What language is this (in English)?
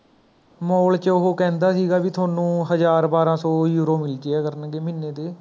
Punjabi